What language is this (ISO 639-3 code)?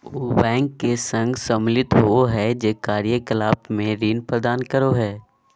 mag